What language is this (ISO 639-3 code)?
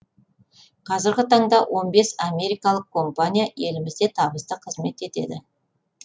kaz